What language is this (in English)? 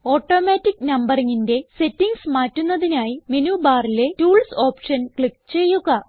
Malayalam